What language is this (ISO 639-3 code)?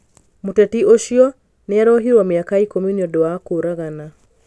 kik